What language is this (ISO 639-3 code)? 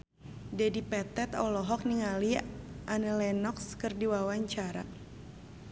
sun